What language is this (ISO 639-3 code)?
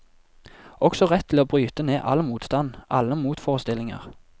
nor